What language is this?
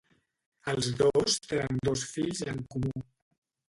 Catalan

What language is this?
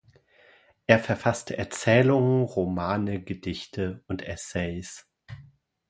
German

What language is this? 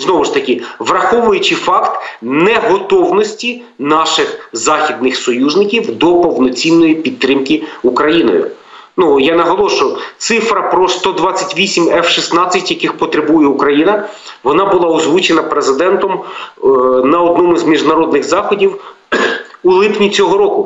Ukrainian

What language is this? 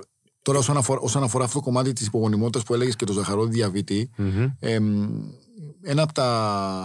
Greek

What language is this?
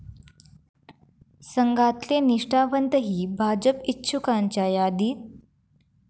Marathi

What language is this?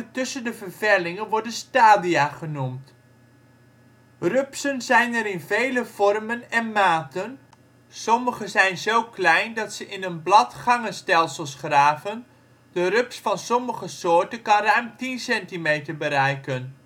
Dutch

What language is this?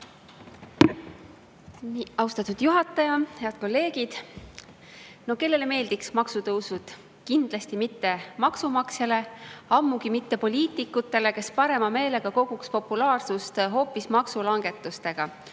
Estonian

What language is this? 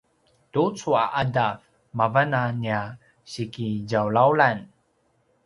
Paiwan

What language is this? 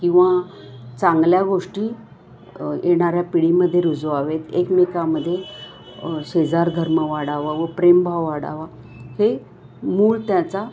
Marathi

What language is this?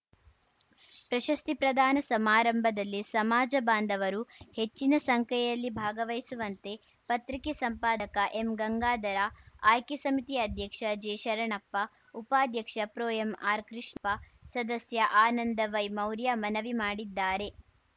Kannada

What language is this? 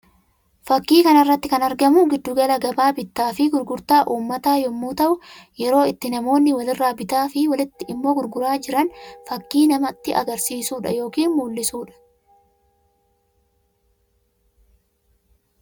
Oromo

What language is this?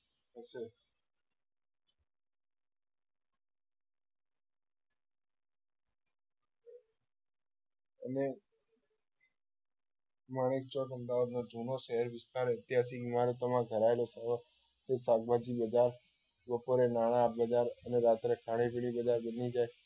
Gujarati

